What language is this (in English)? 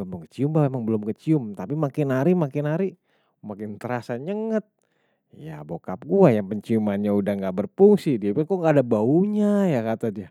Betawi